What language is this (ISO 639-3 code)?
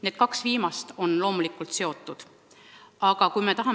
est